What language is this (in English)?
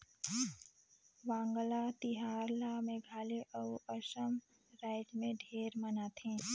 Chhattisgarhi